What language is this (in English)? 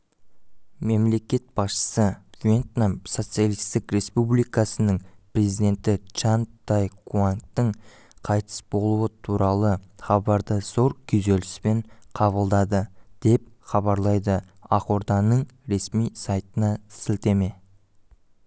Kazakh